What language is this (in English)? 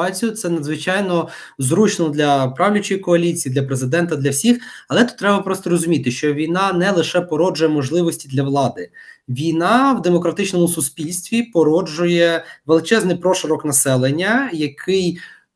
Ukrainian